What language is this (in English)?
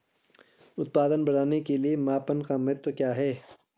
Hindi